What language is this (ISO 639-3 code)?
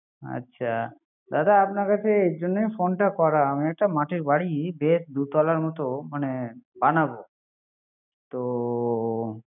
ben